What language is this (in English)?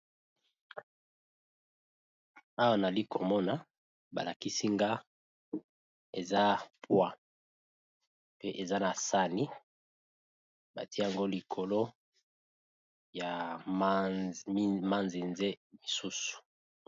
Lingala